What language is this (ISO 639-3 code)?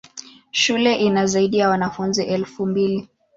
swa